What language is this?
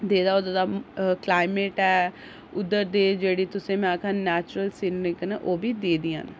Dogri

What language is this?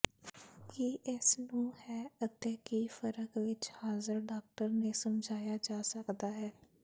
Punjabi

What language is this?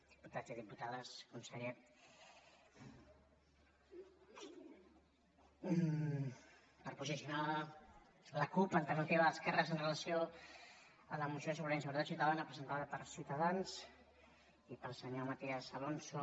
Catalan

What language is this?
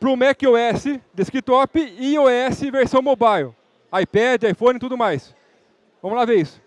Portuguese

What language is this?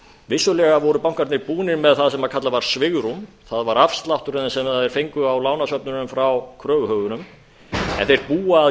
Icelandic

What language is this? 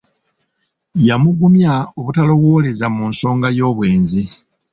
Ganda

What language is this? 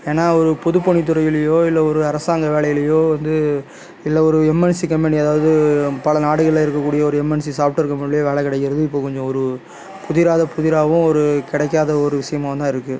Tamil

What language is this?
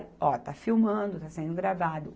Portuguese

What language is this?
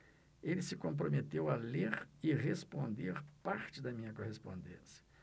Portuguese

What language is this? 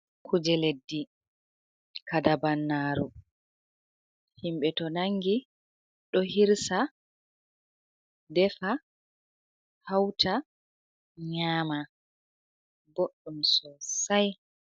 Fula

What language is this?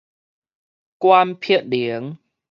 Min Nan Chinese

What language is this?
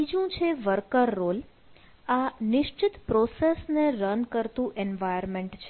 Gujarati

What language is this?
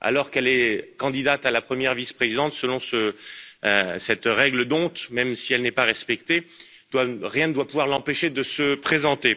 French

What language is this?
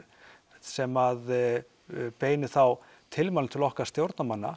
Icelandic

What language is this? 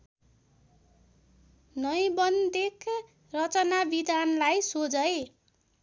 Nepali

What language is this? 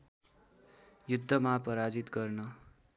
Nepali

